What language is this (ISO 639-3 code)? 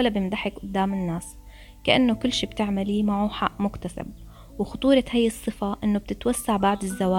ara